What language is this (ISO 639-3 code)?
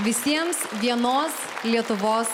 lit